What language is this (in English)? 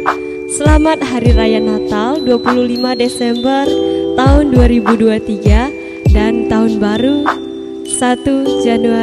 Indonesian